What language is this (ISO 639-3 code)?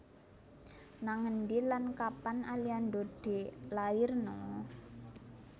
jav